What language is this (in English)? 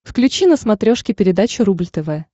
Russian